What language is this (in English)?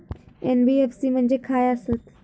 Marathi